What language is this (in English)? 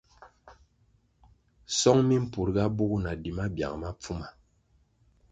Kwasio